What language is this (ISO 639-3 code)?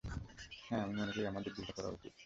ben